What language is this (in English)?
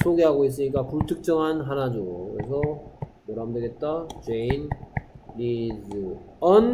Korean